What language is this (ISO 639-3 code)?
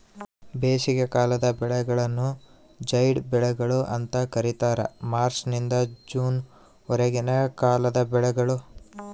kan